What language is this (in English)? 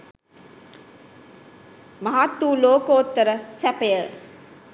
Sinhala